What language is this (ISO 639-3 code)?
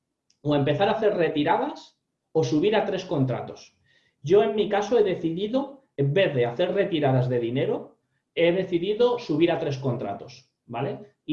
spa